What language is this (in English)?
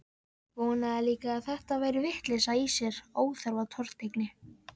Icelandic